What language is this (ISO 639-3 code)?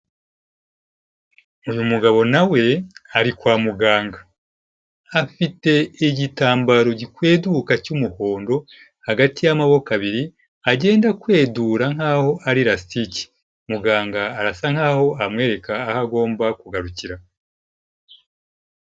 kin